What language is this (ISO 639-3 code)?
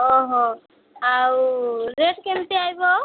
ori